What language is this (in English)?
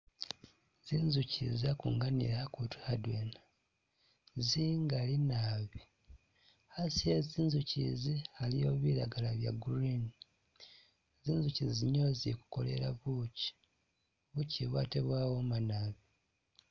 Masaaba